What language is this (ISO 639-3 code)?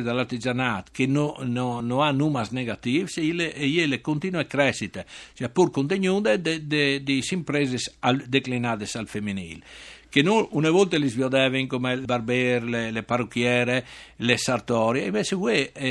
ita